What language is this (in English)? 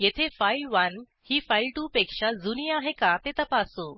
Marathi